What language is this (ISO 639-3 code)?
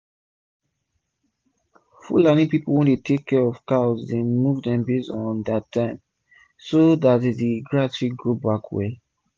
pcm